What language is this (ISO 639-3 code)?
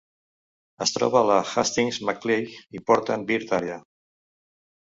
cat